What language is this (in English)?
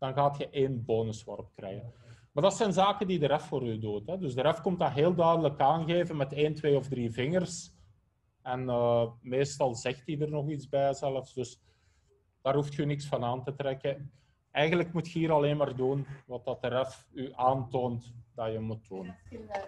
Dutch